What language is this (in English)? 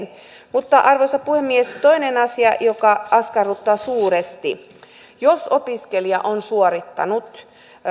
Finnish